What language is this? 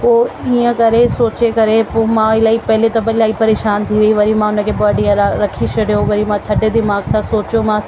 Sindhi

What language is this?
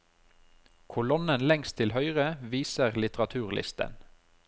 Norwegian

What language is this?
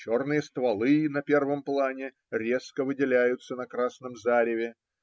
Russian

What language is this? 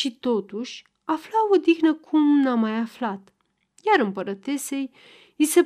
Romanian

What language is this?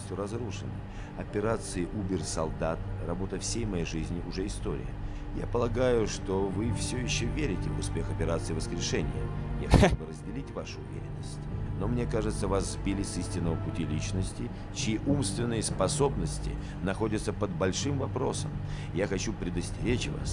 Russian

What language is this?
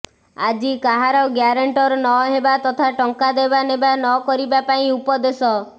Odia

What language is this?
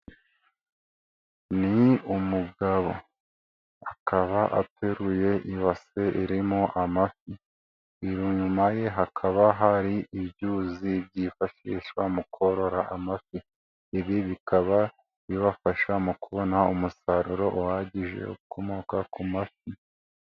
Kinyarwanda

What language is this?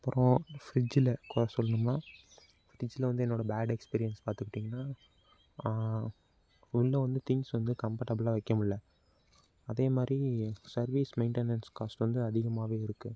Tamil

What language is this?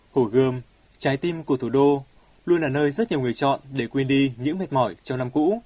Vietnamese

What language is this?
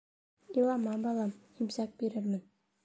Bashkir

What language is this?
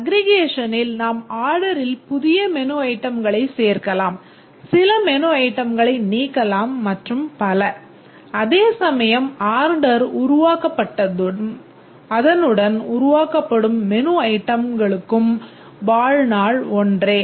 Tamil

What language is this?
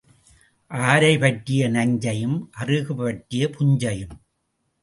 Tamil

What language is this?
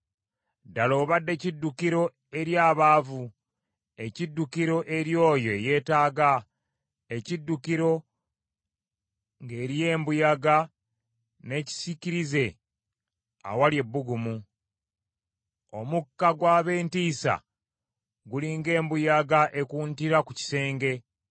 Ganda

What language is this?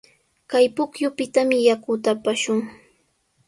Sihuas Ancash Quechua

